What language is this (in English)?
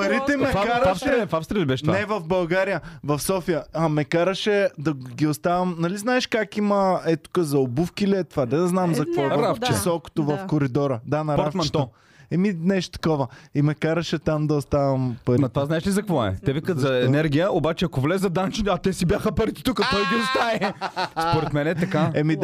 Bulgarian